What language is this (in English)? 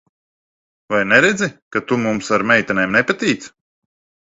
Latvian